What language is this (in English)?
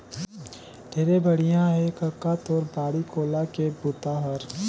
Chhattisgarhi